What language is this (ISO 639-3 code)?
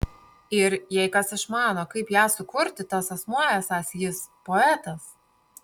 lit